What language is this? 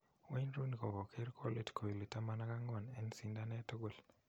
Kalenjin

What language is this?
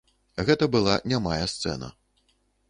Belarusian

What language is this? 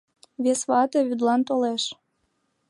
Mari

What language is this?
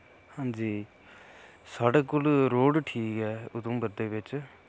Dogri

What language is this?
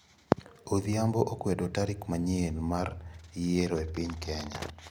Luo (Kenya and Tanzania)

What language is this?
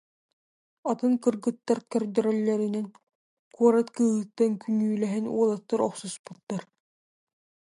Yakut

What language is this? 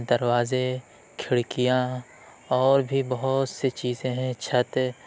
Urdu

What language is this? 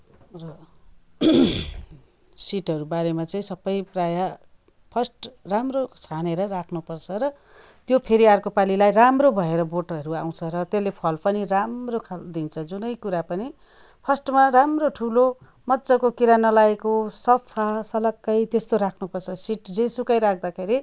Nepali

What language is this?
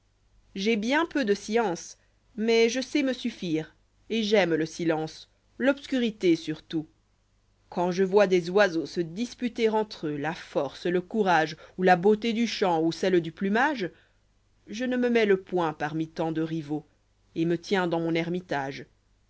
French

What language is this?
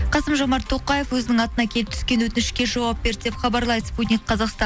Kazakh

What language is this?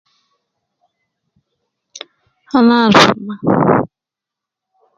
Nubi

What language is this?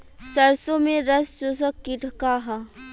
Bhojpuri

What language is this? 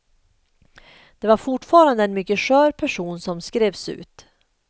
Swedish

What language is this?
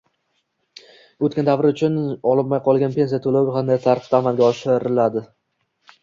Uzbek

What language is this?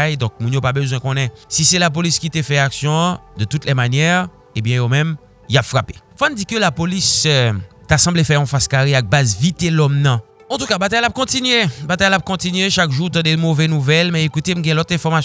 French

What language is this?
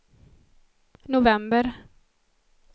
Swedish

